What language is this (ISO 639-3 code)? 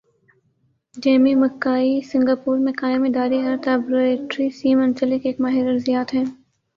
urd